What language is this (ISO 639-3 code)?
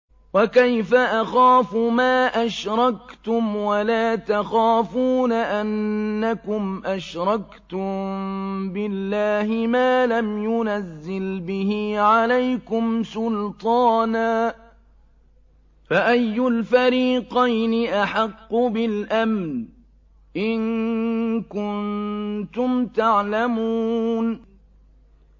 ara